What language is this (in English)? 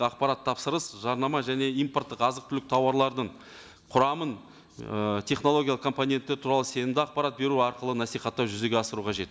Kazakh